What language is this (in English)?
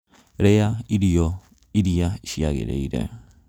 Kikuyu